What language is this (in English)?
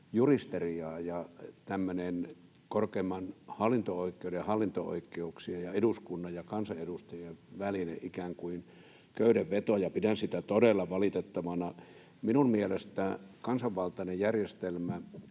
Finnish